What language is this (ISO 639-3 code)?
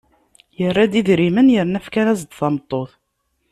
kab